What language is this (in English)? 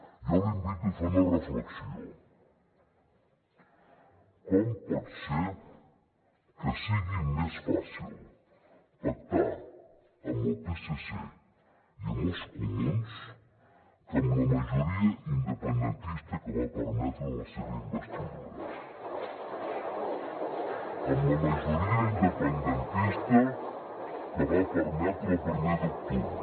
Catalan